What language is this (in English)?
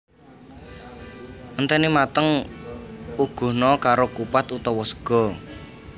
Javanese